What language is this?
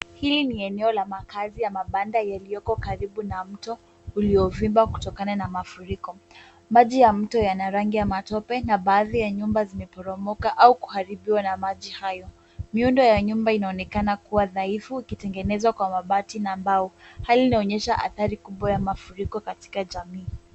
Swahili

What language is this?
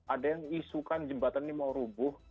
Indonesian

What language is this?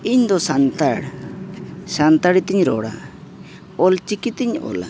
Santali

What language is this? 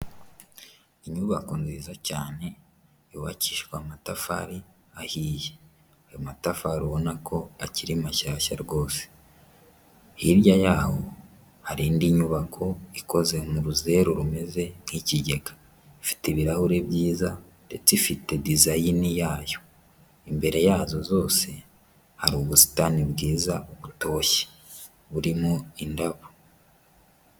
Kinyarwanda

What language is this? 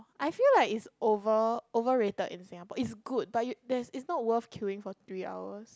English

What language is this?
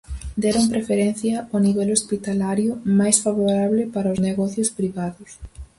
Galician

